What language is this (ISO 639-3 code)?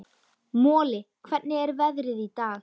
isl